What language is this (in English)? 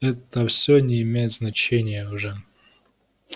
Russian